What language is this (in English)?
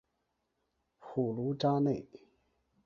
Chinese